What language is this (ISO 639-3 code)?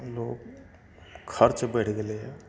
mai